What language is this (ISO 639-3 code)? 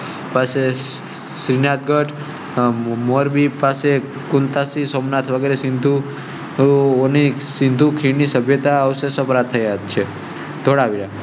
guj